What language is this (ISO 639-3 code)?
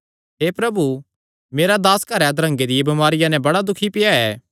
xnr